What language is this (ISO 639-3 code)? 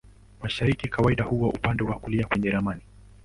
swa